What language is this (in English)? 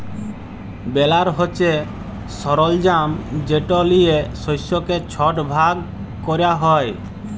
Bangla